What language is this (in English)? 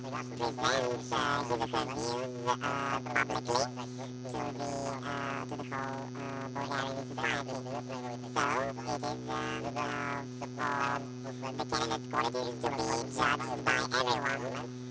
Bulgarian